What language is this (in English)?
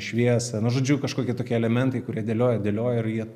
Lithuanian